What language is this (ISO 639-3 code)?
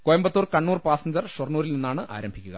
mal